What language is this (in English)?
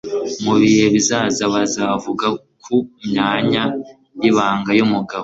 Kinyarwanda